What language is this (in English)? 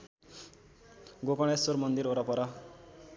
Nepali